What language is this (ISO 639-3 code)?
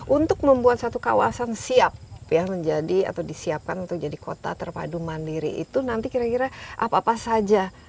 ind